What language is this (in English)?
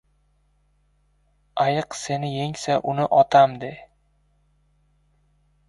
Uzbek